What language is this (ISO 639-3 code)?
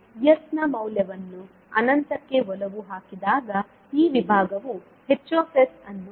kan